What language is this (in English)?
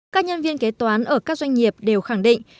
Vietnamese